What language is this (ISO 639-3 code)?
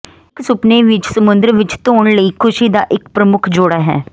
pan